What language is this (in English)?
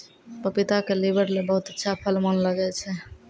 Maithili